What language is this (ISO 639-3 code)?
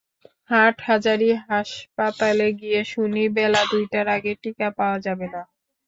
ben